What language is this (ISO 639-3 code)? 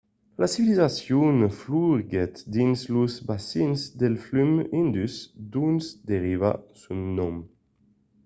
oci